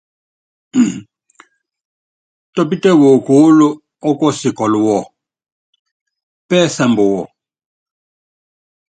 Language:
Yangben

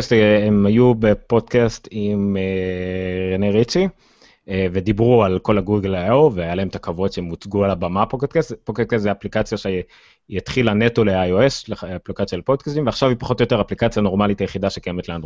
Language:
Hebrew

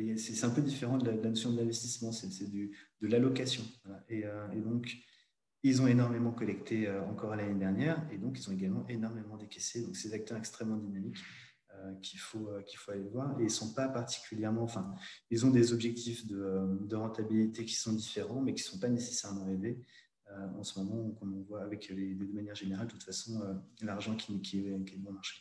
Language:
French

